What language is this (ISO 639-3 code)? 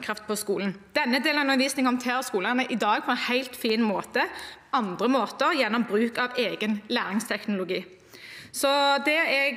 nor